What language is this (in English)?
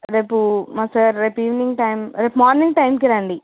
Telugu